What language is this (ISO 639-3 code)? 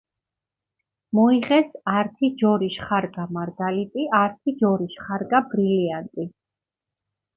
xmf